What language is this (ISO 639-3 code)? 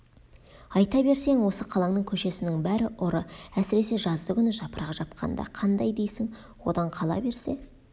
kaz